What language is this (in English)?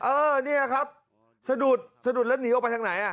Thai